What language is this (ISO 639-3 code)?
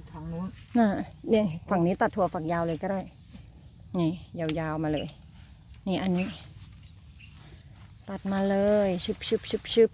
tha